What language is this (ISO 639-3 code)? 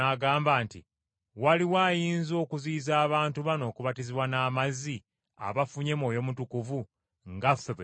lug